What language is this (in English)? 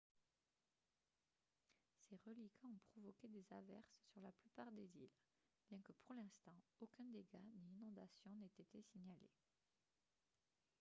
French